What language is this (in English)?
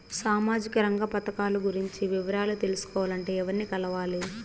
Telugu